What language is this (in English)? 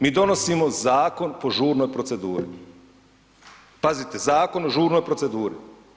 Croatian